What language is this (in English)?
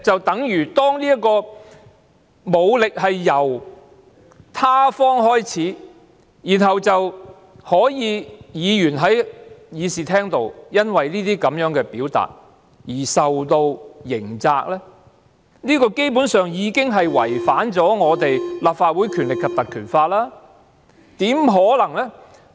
Cantonese